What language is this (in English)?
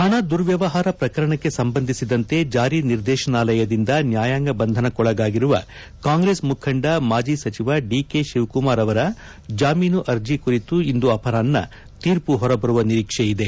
Kannada